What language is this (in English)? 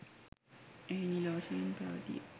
Sinhala